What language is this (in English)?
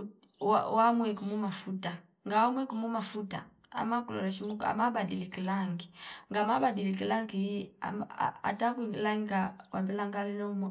Fipa